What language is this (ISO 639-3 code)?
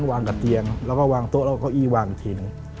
tha